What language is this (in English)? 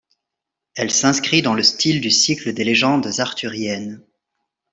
French